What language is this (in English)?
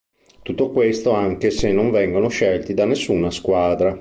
Italian